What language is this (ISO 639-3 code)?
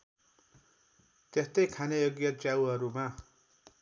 nep